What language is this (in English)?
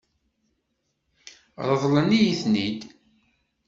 Kabyle